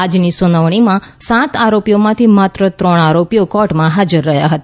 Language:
Gujarati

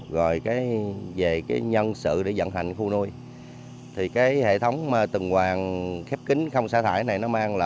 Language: Vietnamese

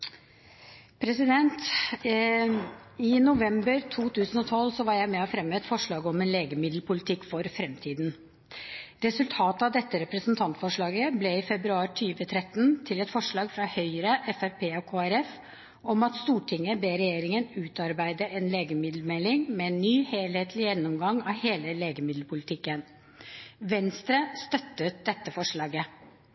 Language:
Norwegian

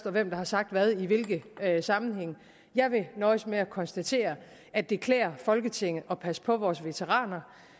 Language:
Danish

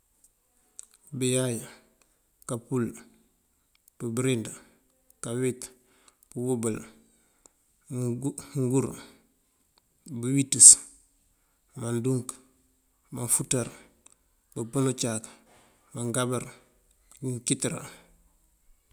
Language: Mandjak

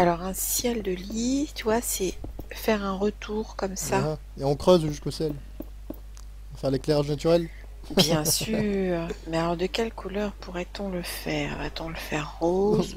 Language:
French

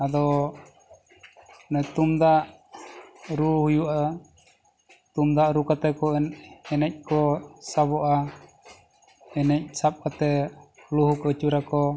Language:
Santali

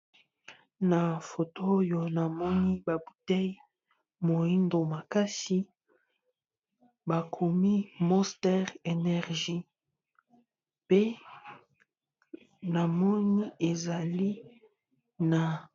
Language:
Lingala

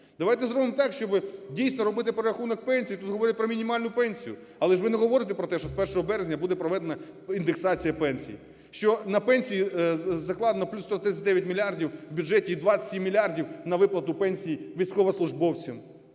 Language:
Ukrainian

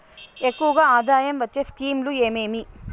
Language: Telugu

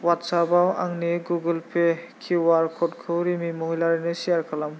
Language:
Bodo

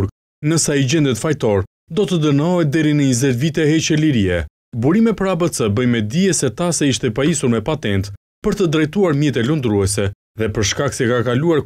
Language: Romanian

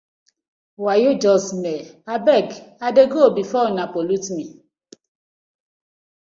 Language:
Nigerian Pidgin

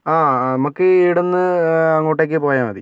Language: Malayalam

